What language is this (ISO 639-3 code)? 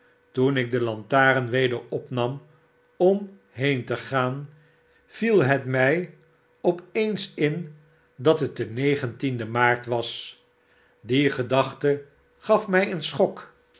nld